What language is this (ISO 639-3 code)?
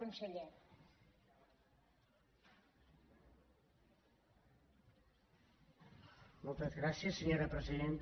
cat